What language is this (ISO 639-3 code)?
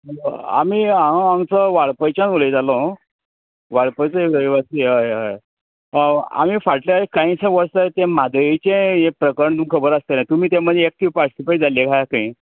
kok